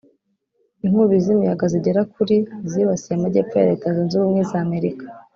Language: Kinyarwanda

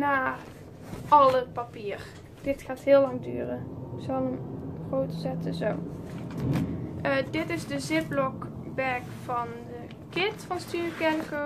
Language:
Dutch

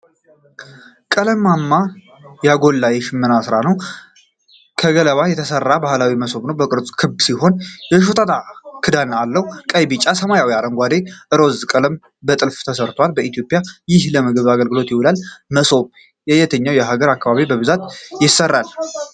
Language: Amharic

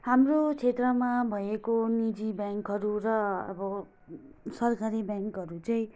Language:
Nepali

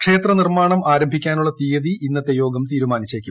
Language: Malayalam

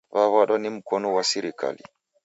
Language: Taita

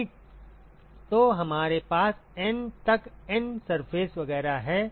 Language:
Hindi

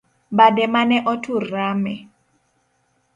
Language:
Luo (Kenya and Tanzania)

